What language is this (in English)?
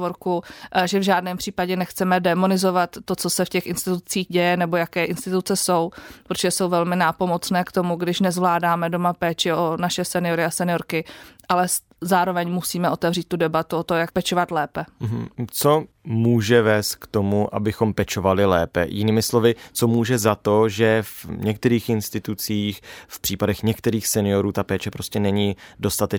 Czech